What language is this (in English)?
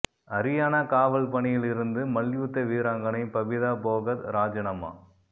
Tamil